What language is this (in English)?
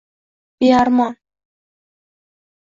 Uzbek